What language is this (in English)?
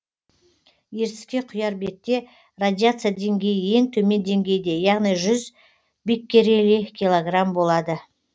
Kazakh